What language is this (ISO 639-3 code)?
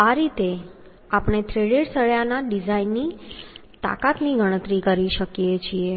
guj